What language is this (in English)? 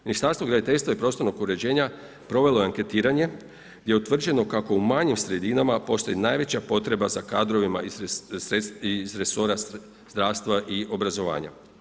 Croatian